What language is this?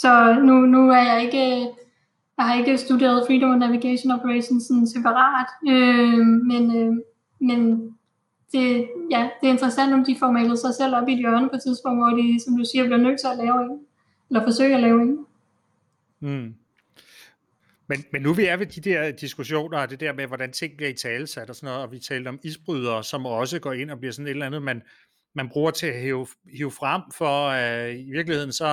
Danish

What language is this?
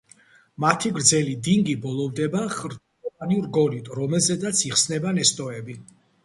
Georgian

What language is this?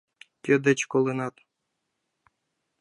Mari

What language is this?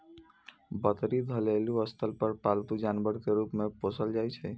Maithili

